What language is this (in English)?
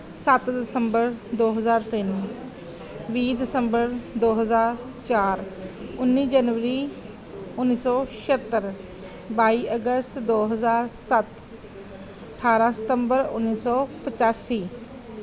Punjabi